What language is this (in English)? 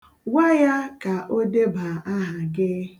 Igbo